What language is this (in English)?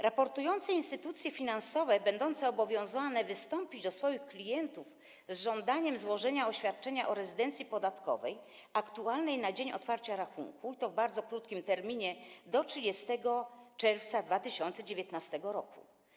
Polish